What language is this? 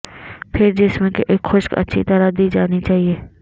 Urdu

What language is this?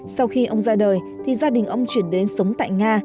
Vietnamese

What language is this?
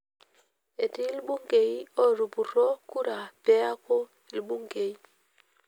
Masai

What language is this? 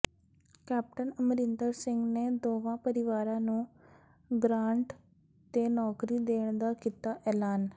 Punjabi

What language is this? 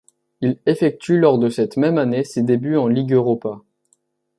French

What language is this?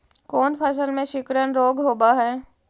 Magahi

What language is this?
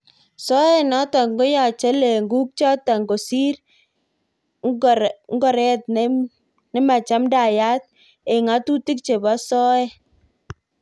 Kalenjin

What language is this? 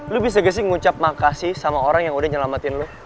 Indonesian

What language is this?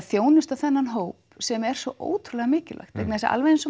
Icelandic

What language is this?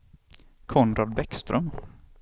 Swedish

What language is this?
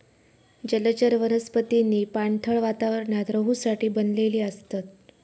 Marathi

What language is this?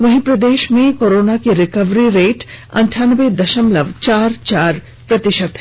Hindi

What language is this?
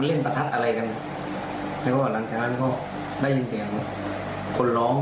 Thai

